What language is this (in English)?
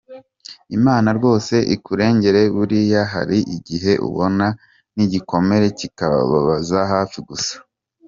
Kinyarwanda